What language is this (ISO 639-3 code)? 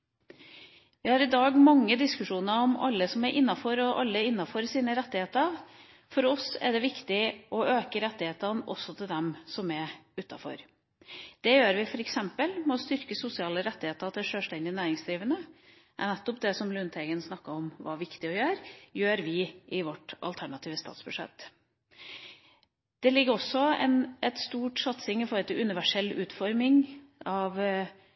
nob